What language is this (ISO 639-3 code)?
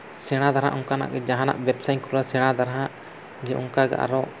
sat